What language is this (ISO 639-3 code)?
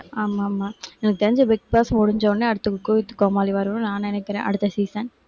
tam